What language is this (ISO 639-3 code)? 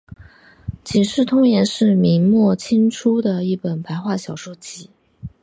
zho